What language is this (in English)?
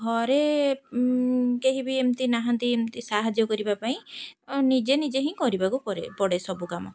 Odia